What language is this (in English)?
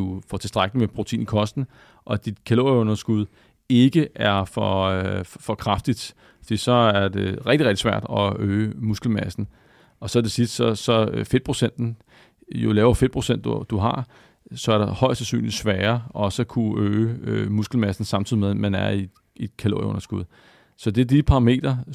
Danish